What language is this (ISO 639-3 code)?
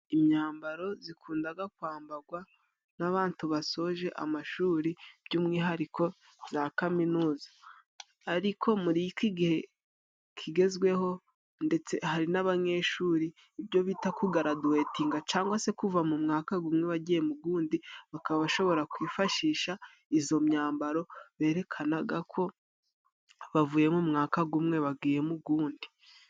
kin